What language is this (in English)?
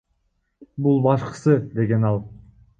Kyrgyz